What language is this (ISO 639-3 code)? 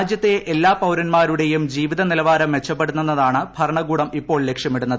mal